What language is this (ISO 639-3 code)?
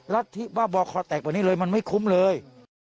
tha